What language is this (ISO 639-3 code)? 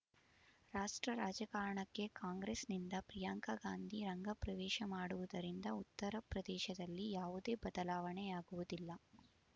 kan